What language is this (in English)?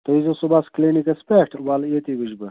Kashmiri